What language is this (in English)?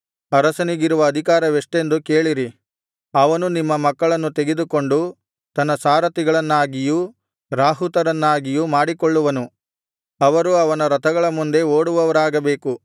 Kannada